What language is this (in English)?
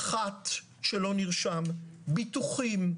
Hebrew